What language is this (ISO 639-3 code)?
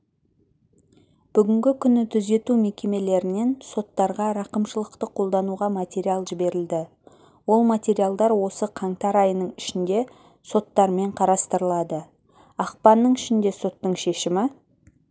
kaz